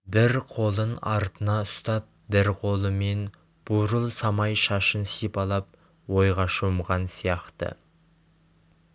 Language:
Kazakh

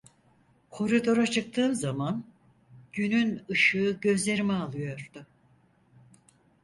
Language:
Turkish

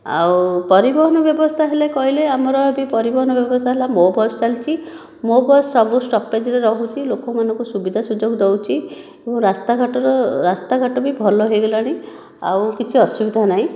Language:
Odia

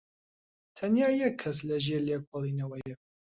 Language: Central Kurdish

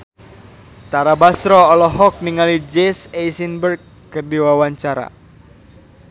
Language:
Sundanese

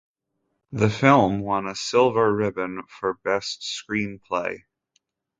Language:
English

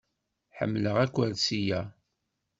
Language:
Kabyle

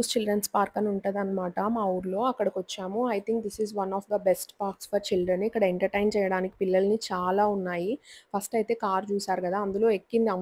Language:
Telugu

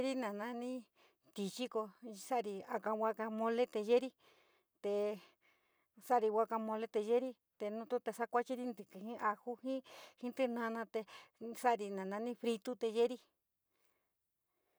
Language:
San Miguel El Grande Mixtec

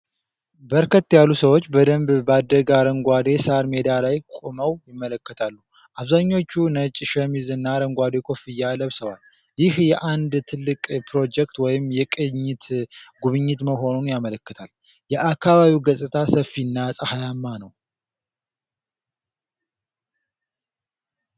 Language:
Amharic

